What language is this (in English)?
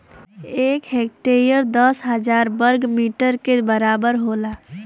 Bhojpuri